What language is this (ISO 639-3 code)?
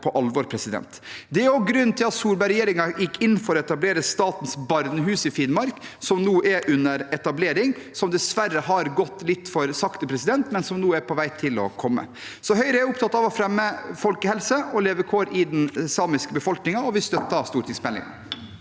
nor